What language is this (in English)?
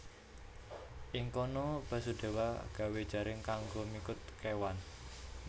Javanese